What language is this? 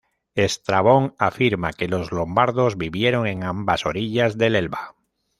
Spanish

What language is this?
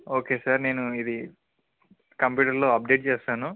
Telugu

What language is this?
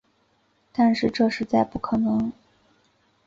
Chinese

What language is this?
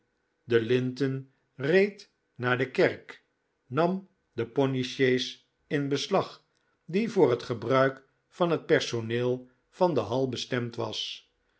Dutch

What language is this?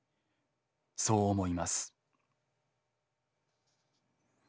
Japanese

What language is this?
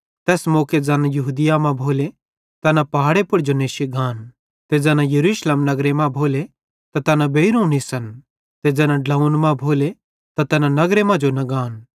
Bhadrawahi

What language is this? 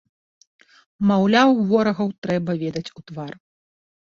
Belarusian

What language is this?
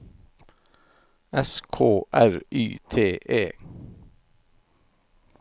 Norwegian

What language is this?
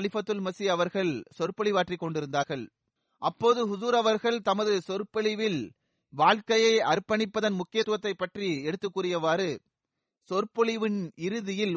Tamil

